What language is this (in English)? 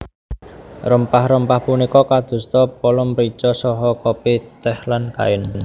Javanese